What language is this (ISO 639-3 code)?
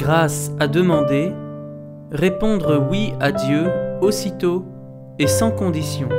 fra